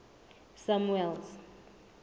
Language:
Southern Sotho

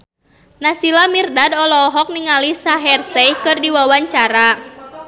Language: Sundanese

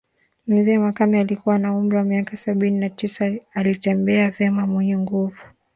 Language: Swahili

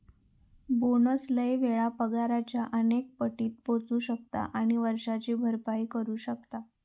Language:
Marathi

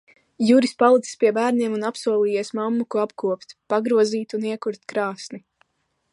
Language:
Latvian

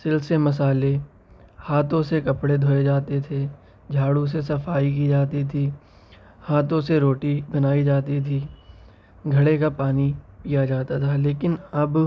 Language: Urdu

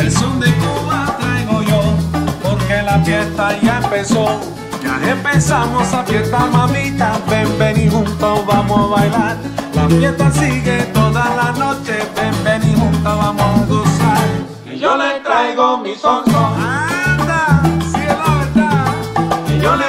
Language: French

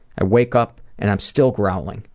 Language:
English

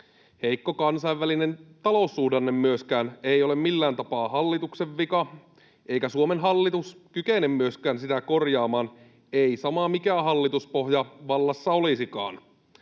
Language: Finnish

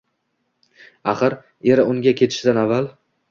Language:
Uzbek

